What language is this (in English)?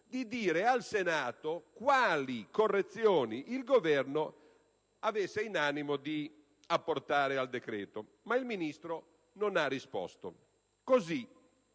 Italian